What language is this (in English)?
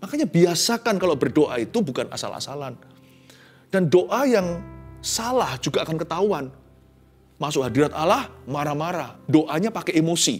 Indonesian